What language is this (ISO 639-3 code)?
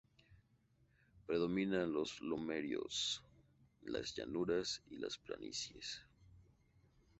spa